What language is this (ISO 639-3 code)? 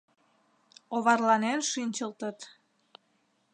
chm